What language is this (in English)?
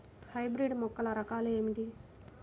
Telugu